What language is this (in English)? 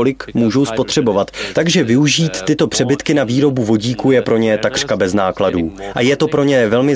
Czech